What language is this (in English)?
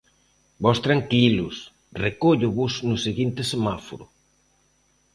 Galician